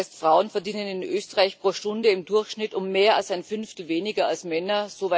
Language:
German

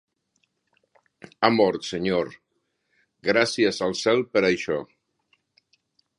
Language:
Catalan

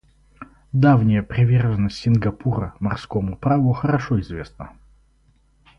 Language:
Russian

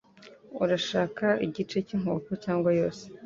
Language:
Kinyarwanda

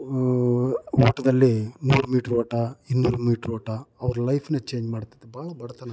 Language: Kannada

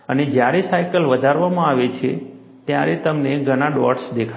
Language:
Gujarati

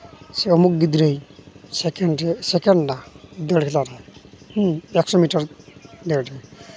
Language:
Santali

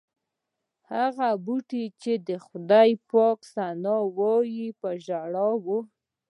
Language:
Pashto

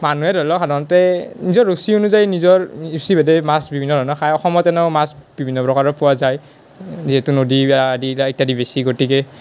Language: Assamese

